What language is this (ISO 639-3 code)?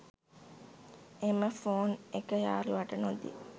sin